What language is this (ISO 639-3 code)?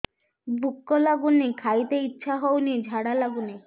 ori